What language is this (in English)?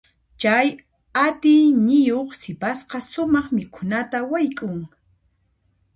Puno Quechua